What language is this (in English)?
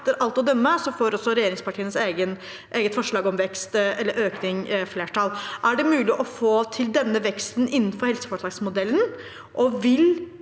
Norwegian